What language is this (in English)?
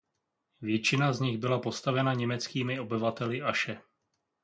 Czech